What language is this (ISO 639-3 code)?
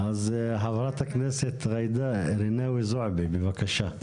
heb